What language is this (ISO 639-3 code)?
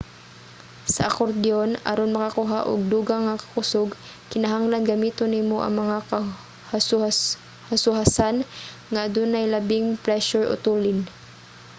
ceb